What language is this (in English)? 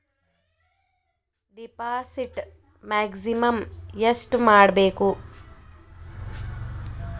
Kannada